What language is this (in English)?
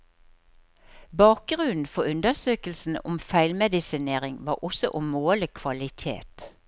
Norwegian